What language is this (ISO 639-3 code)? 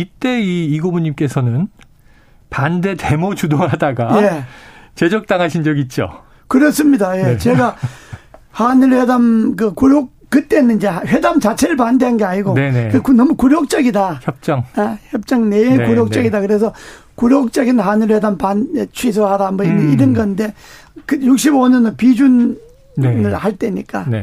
kor